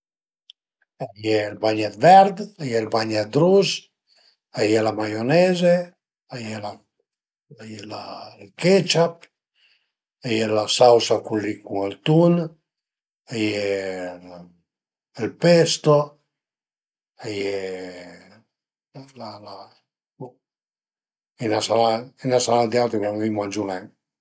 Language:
Piedmontese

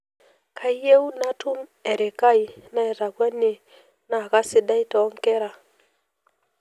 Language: Masai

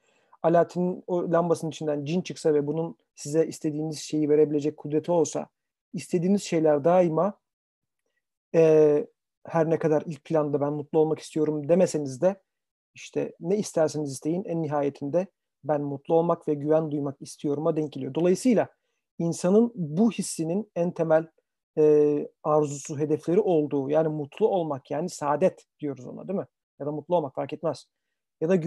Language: Turkish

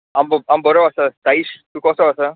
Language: Konkani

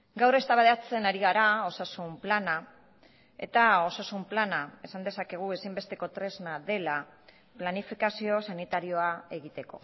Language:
Basque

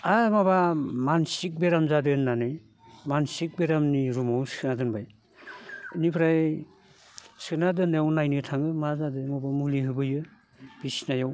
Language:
Bodo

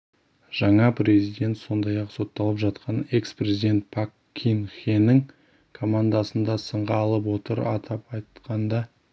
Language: Kazakh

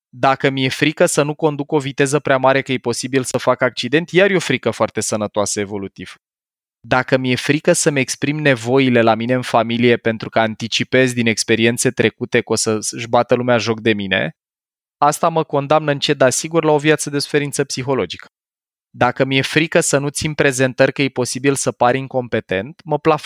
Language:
Romanian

